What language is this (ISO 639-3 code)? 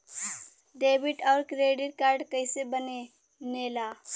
bho